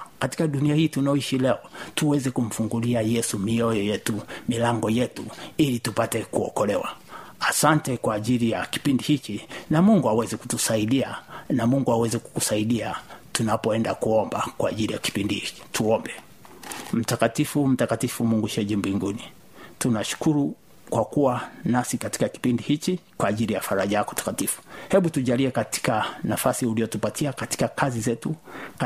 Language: Swahili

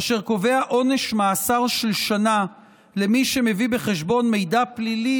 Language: Hebrew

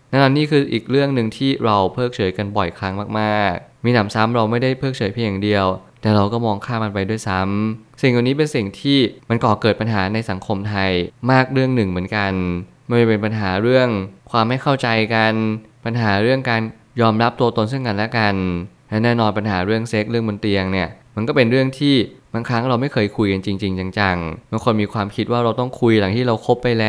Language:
Thai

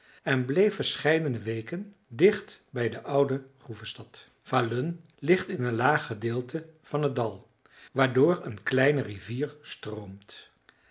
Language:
Dutch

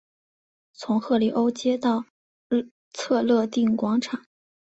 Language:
Chinese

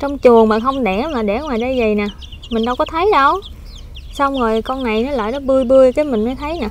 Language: Vietnamese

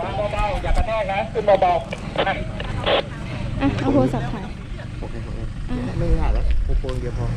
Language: Thai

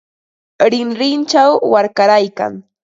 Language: Ambo-Pasco Quechua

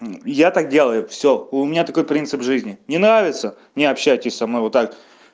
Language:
Russian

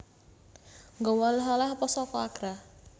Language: Javanese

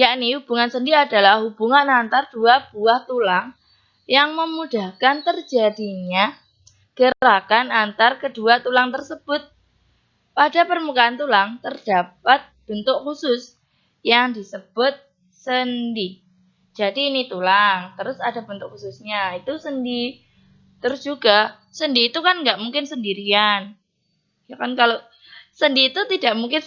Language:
Indonesian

